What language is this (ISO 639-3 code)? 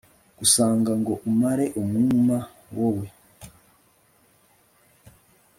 kin